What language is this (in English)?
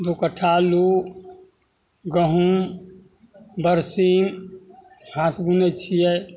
Maithili